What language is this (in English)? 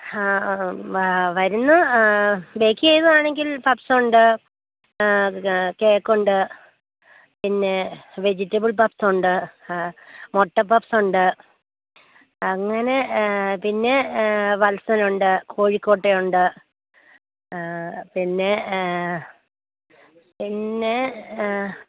Malayalam